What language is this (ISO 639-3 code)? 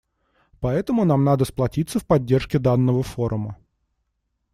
rus